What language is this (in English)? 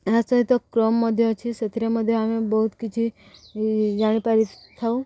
Odia